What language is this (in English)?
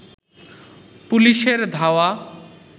Bangla